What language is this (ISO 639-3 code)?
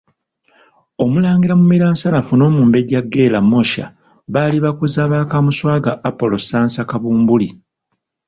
lug